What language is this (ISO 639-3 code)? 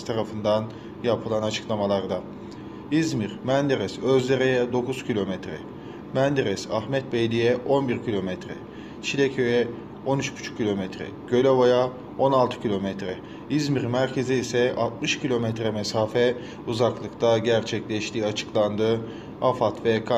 tur